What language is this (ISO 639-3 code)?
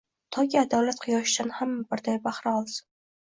uzb